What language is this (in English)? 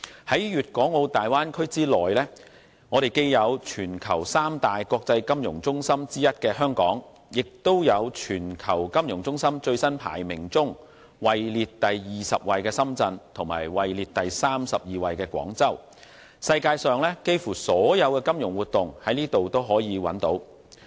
Cantonese